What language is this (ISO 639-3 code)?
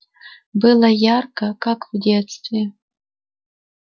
rus